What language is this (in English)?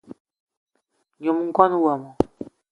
Eton (Cameroon)